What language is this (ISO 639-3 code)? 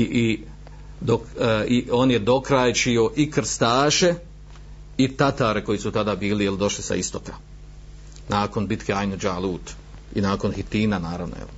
hrv